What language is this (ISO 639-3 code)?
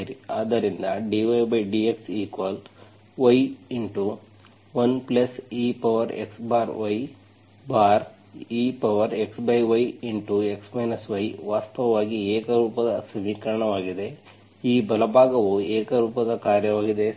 kan